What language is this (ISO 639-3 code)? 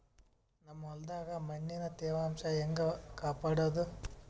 kan